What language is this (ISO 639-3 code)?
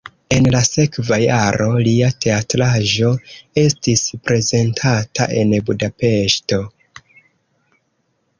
epo